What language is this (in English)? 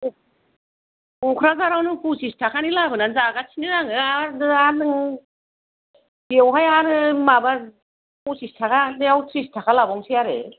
Bodo